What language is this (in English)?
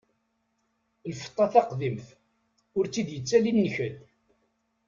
Kabyle